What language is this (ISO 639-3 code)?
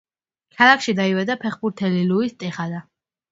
kat